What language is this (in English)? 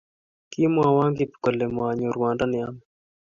Kalenjin